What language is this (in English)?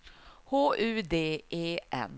Swedish